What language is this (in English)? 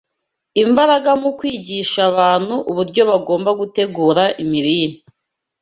Kinyarwanda